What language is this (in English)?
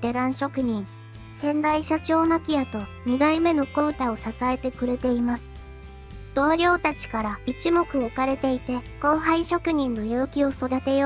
Japanese